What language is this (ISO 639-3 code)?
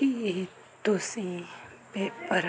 pan